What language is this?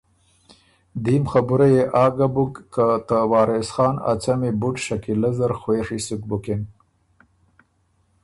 Ormuri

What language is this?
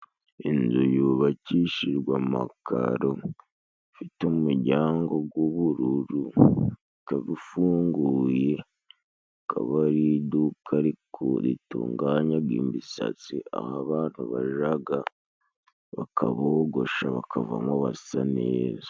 Kinyarwanda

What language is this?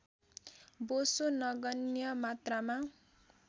Nepali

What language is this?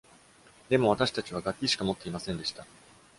Japanese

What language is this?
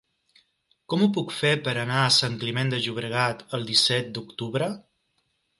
Catalan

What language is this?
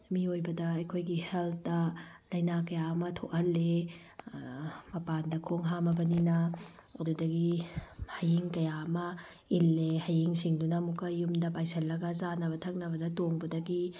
Manipuri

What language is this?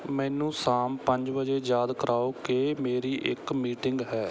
Punjabi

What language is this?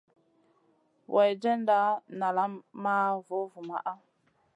Masana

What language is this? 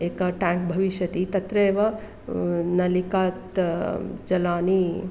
Sanskrit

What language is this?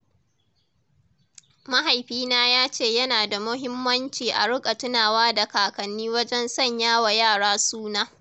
Hausa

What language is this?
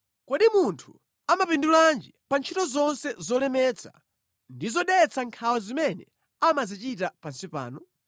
Nyanja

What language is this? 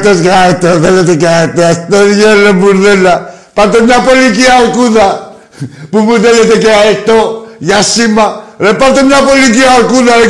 Greek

